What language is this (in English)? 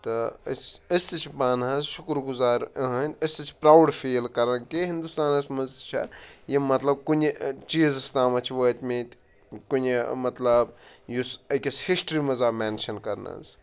Kashmiri